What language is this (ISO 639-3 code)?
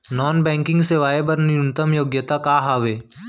hne